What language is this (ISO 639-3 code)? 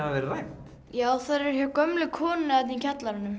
isl